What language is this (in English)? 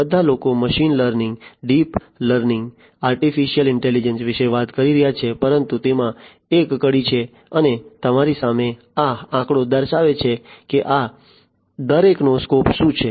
Gujarati